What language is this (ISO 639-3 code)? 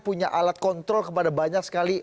ind